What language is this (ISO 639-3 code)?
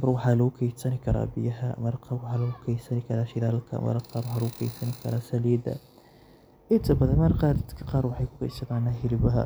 som